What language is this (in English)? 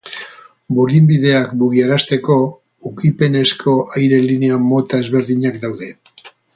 Basque